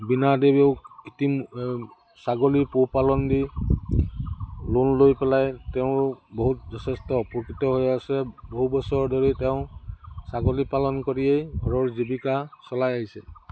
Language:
Assamese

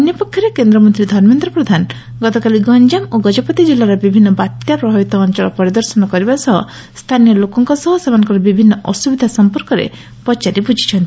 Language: Odia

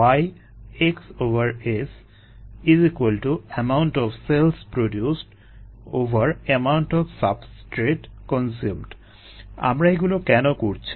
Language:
Bangla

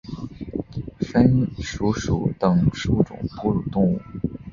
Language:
Chinese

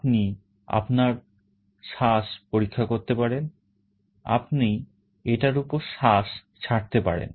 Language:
Bangla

